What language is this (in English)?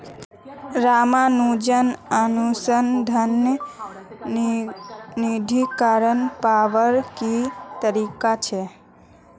Magahi